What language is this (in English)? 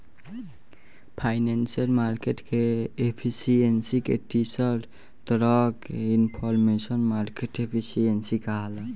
Bhojpuri